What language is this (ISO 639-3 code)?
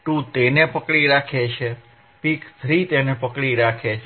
guj